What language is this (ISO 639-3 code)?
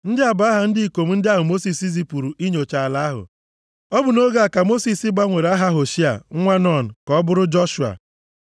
ibo